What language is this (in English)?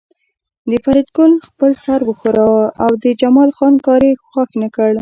Pashto